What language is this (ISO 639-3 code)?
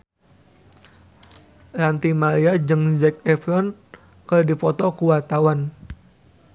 sun